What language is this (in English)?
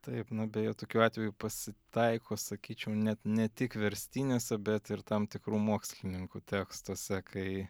Lithuanian